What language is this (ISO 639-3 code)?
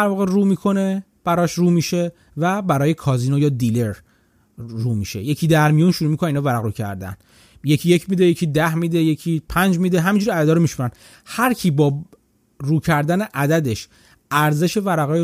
fas